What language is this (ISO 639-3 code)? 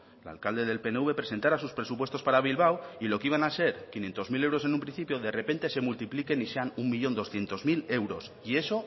spa